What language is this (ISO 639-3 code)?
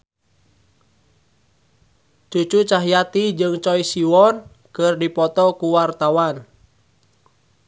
sun